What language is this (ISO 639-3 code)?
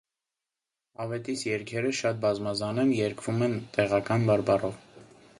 hye